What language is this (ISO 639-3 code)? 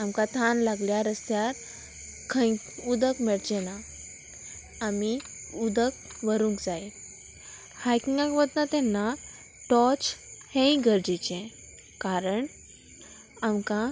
kok